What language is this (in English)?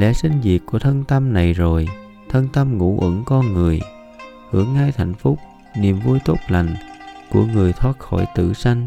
Vietnamese